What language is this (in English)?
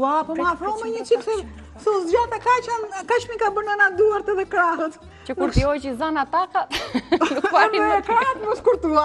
Romanian